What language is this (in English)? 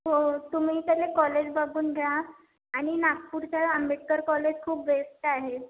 Marathi